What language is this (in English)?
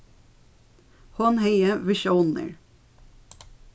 Faroese